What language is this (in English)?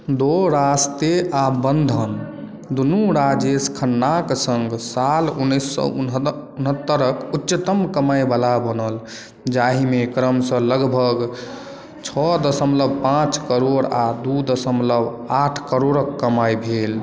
Maithili